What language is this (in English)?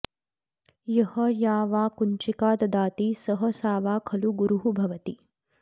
Sanskrit